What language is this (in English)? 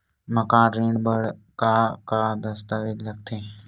Chhattisgarhi